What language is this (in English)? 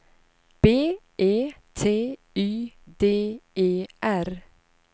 Swedish